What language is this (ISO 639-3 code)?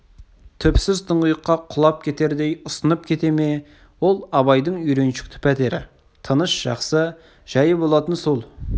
kaz